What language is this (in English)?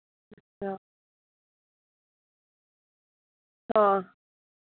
Hindi